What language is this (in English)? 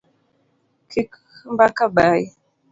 Luo (Kenya and Tanzania)